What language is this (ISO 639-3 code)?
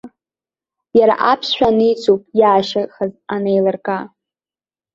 abk